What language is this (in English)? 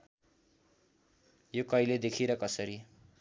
Nepali